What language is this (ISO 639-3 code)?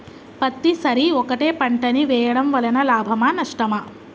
tel